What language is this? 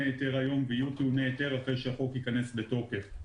Hebrew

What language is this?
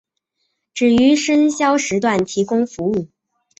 Chinese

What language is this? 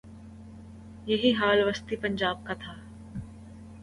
Urdu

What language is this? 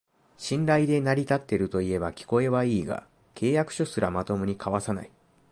Japanese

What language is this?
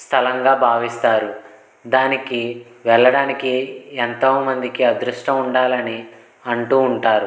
Telugu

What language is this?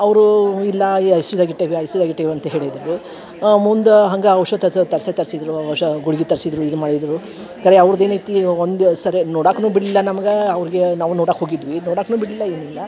Kannada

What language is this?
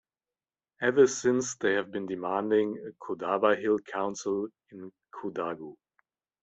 English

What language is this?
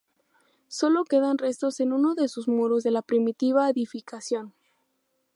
Spanish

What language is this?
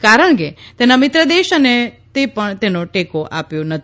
Gujarati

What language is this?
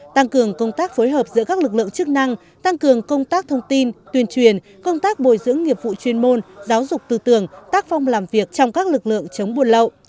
Vietnamese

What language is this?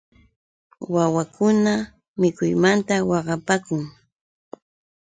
Yauyos Quechua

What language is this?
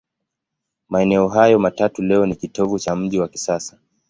Swahili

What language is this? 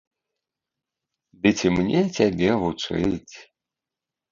Belarusian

